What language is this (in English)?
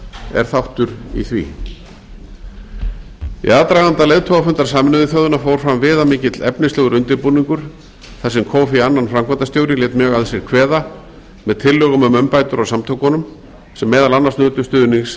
Icelandic